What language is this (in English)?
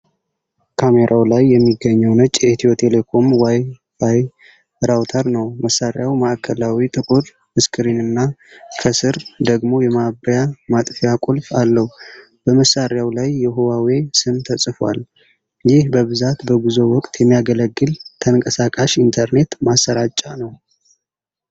Amharic